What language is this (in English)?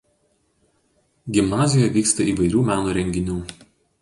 Lithuanian